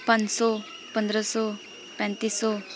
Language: Punjabi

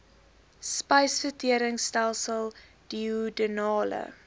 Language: Afrikaans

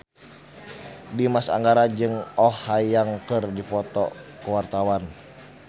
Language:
Sundanese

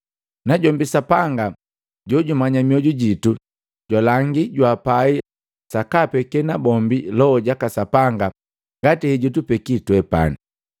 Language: Matengo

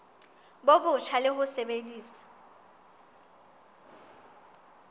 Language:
Southern Sotho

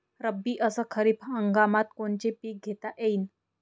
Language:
Marathi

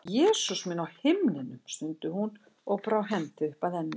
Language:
Icelandic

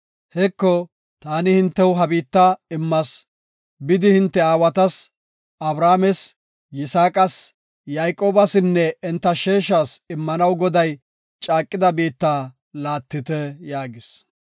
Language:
Gofa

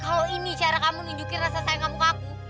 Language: Indonesian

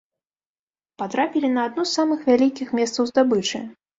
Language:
Belarusian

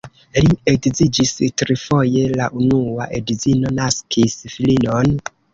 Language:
Esperanto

